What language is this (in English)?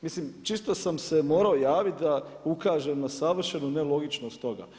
Croatian